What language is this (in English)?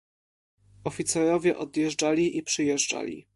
Polish